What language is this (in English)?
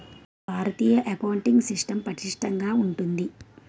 Telugu